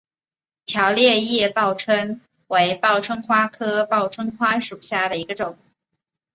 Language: Chinese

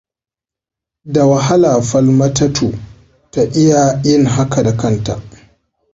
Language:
Hausa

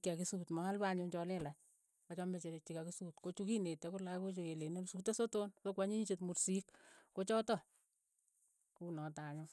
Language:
Keiyo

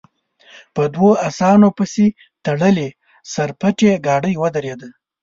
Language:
Pashto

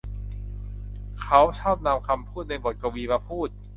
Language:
Thai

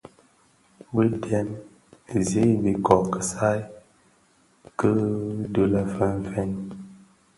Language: Bafia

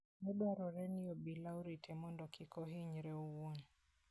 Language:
Luo (Kenya and Tanzania)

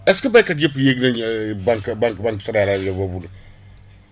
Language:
Wolof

